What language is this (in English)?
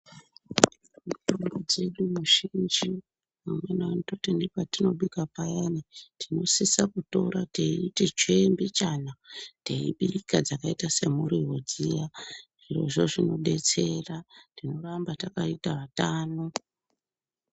Ndau